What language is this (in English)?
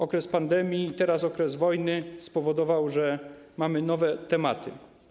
Polish